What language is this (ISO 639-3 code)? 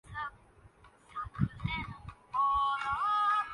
urd